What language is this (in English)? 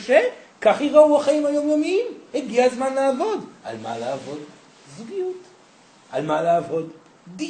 Hebrew